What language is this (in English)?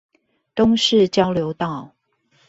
Chinese